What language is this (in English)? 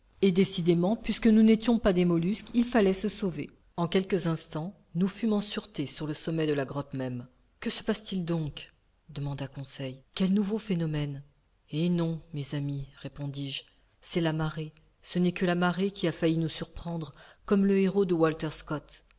French